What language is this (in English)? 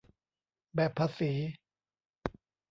Thai